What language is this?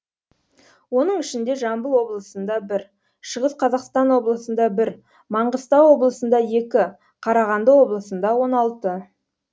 Kazakh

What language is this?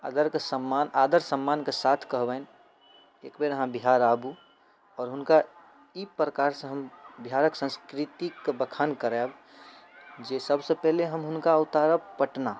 Maithili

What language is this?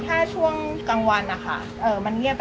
Thai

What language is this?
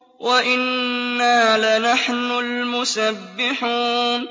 Arabic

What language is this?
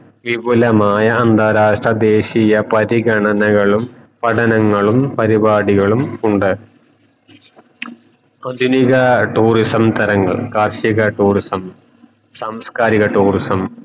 Malayalam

